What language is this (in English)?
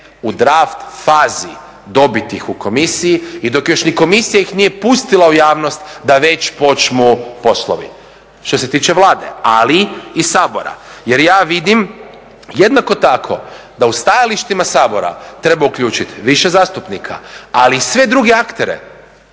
Croatian